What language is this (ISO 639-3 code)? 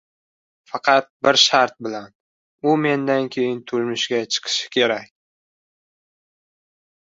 uzb